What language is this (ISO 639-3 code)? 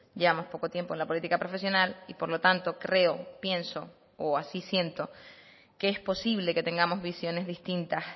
spa